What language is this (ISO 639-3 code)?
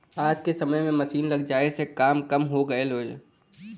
bho